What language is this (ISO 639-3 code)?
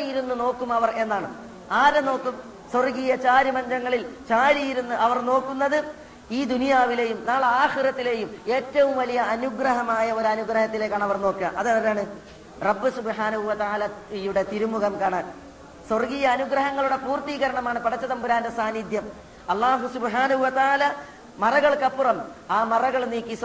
mal